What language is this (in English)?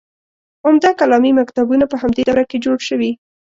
Pashto